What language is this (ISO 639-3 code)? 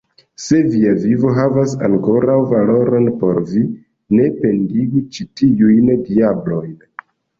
epo